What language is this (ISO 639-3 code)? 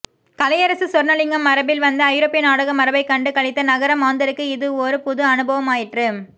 tam